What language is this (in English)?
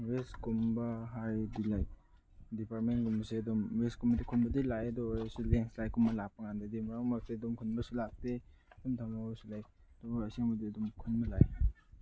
Manipuri